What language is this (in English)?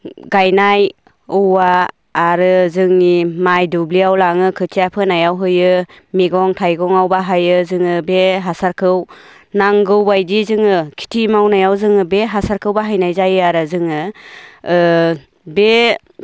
Bodo